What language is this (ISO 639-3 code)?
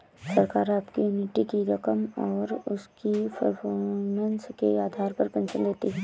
hin